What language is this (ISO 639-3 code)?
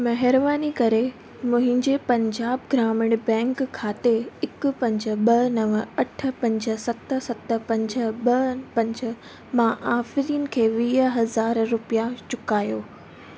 snd